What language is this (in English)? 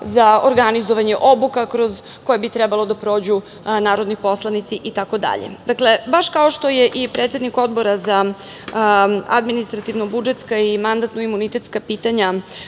Serbian